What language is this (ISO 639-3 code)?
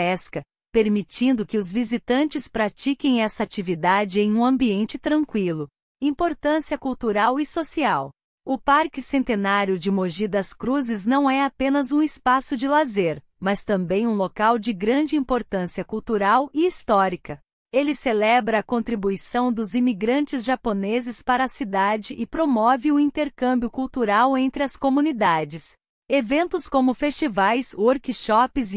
por